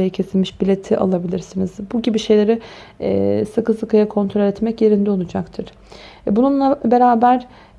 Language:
Turkish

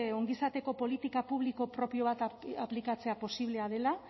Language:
Basque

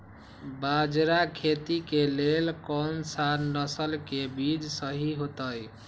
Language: Magahi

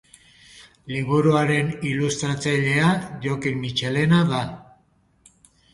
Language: Basque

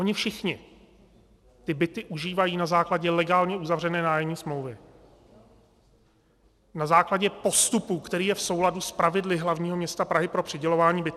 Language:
Czech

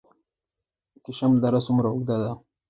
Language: Pashto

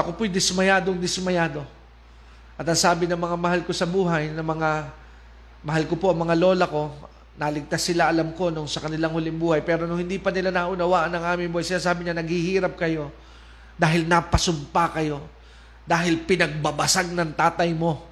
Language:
Filipino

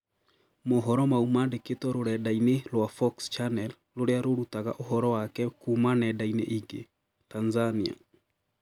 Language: Kikuyu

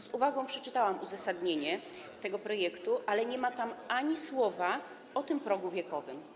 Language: Polish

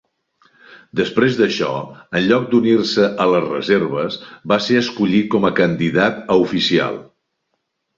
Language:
Catalan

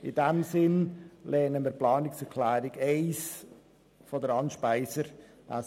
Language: Swiss German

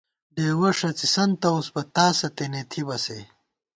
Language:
Gawar-Bati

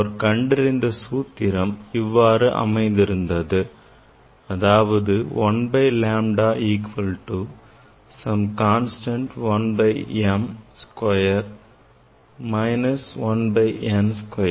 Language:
Tamil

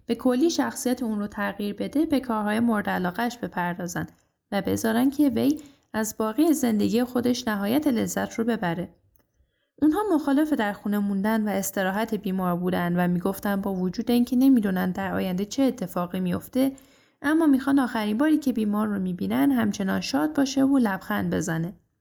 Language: Persian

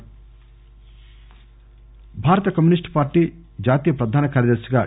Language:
Telugu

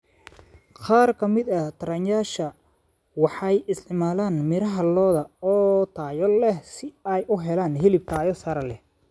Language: Somali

